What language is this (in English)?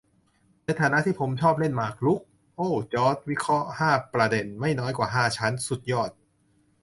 Thai